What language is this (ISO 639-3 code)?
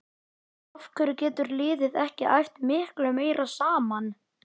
isl